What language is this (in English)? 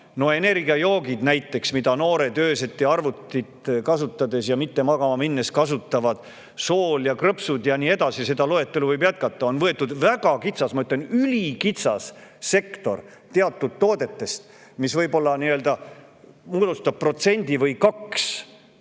Estonian